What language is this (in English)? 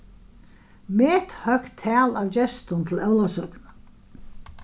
Faroese